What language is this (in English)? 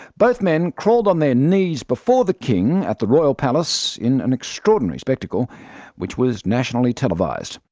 English